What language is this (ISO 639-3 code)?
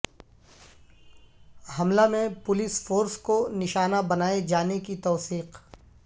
urd